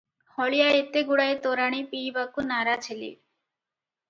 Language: Odia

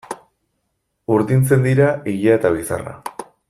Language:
Basque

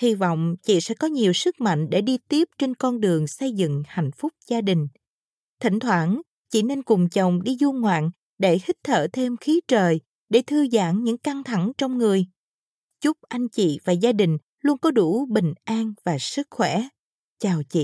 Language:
Vietnamese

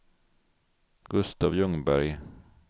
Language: Swedish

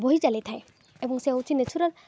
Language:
Odia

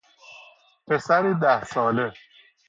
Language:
Persian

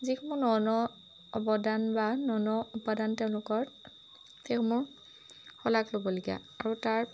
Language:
Assamese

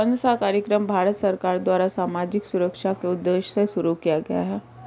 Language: Hindi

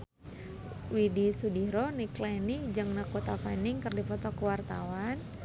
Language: Sundanese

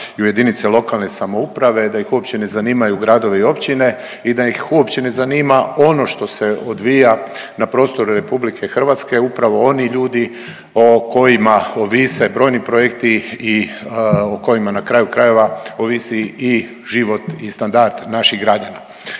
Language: Croatian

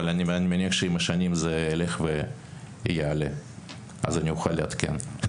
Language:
Hebrew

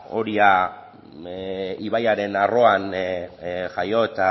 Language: Basque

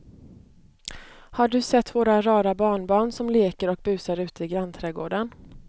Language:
Swedish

